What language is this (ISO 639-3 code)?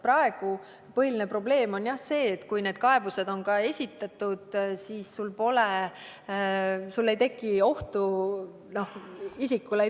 est